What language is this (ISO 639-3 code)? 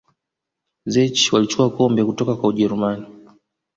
swa